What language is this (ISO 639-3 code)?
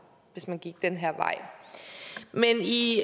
dan